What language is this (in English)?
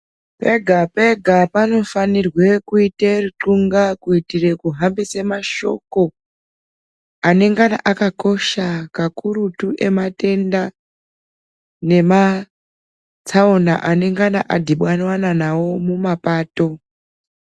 Ndau